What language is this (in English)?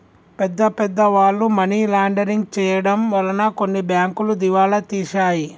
Telugu